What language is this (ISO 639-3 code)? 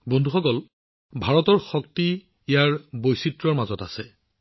asm